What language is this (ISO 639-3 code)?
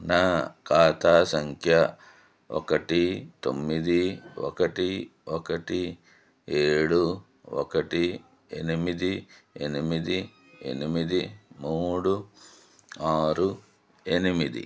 tel